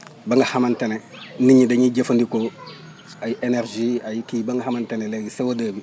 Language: Wolof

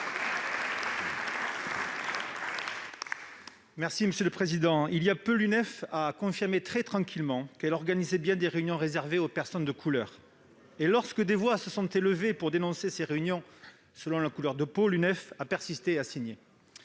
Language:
French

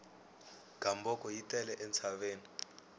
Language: Tsonga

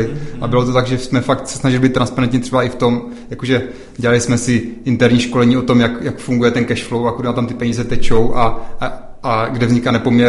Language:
Czech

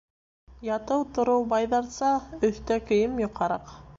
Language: Bashkir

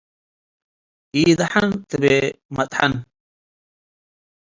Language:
Tigre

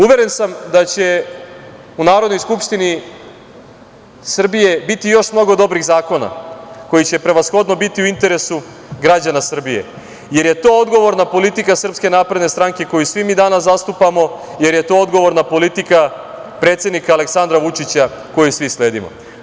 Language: Serbian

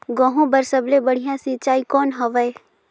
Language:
Chhattisgarhi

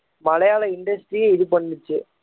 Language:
Tamil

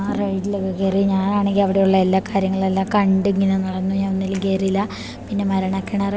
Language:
Malayalam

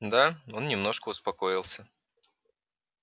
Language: Russian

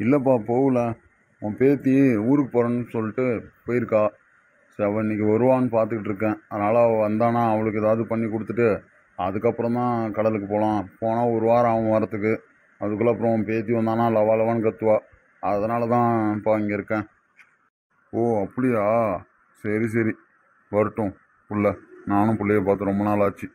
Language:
Tamil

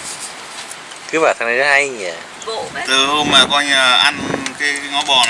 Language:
Vietnamese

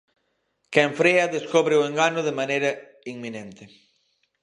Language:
Galician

